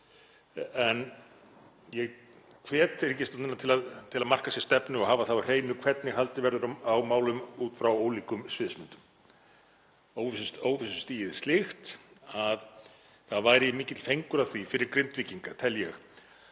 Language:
Icelandic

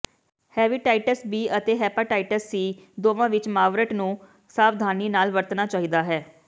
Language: Punjabi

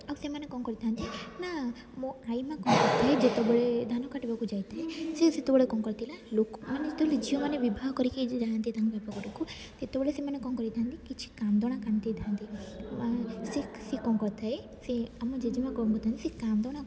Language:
Odia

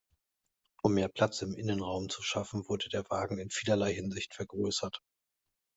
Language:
German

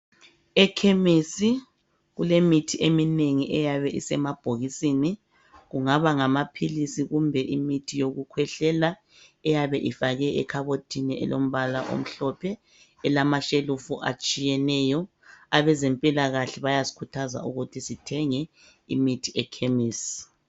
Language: North Ndebele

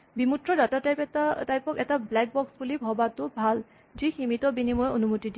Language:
Assamese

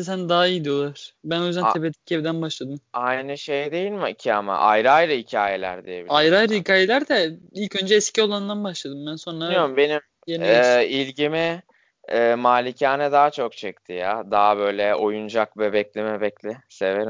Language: Turkish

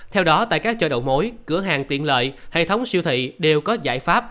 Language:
Vietnamese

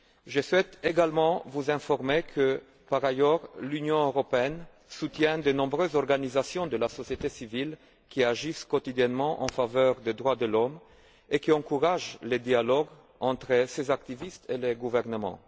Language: French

